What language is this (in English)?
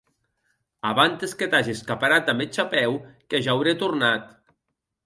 Occitan